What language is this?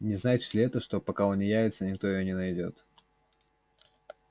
Russian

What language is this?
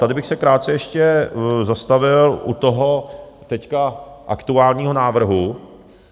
Czech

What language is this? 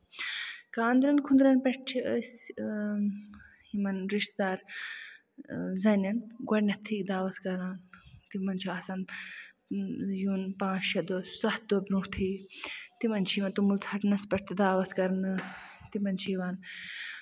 Kashmiri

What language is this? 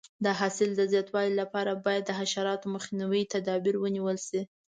Pashto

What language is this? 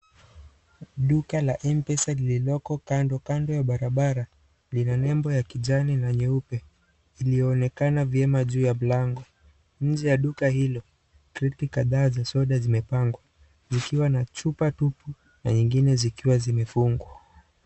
Swahili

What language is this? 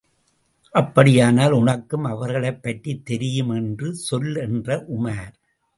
Tamil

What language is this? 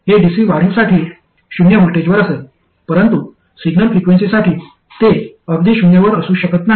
Marathi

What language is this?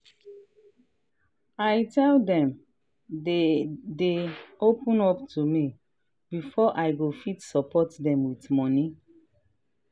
Nigerian Pidgin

